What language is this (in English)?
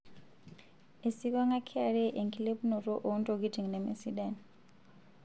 Masai